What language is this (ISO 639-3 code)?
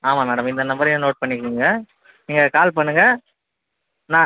tam